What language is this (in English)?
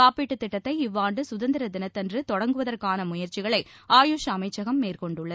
Tamil